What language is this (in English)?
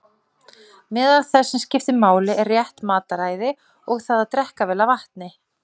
Icelandic